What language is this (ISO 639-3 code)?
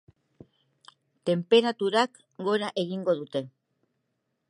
eus